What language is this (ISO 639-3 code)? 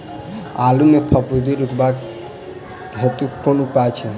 mai